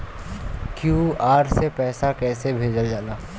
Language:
Bhojpuri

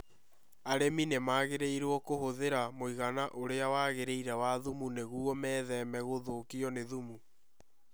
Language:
Kikuyu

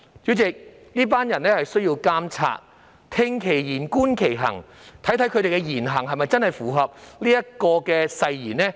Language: Cantonese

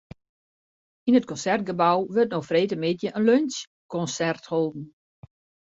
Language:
Western Frisian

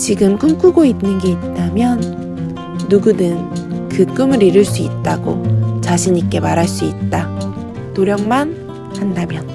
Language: Korean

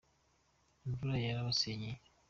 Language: Kinyarwanda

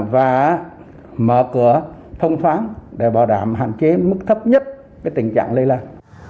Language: Vietnamese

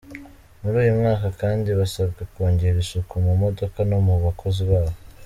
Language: Kinyarwanda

